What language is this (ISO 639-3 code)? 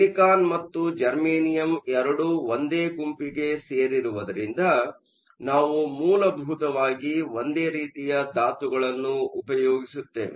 kan